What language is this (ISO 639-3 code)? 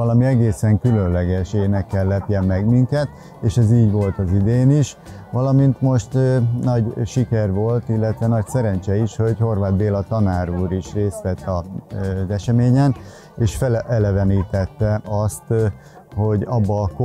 hun